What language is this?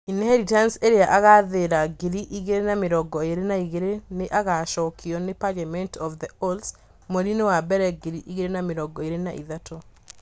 Kikuyu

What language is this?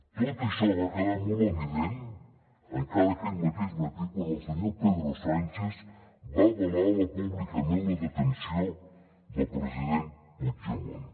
Catalan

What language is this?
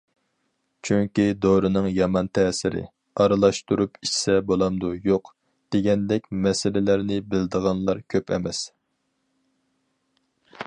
Uyghur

